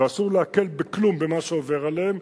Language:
Hebrew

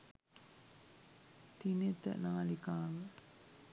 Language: Sinhala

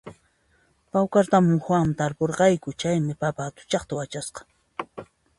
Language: Puno Quechua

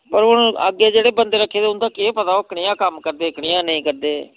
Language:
Dogri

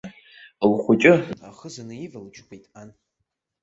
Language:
Abkhazian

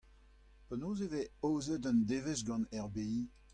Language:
Breton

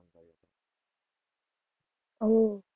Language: Gujarati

